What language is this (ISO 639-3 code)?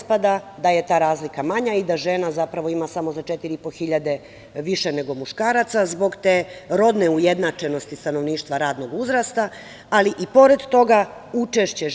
srp